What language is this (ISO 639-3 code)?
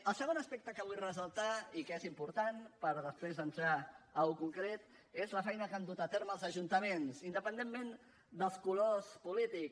cat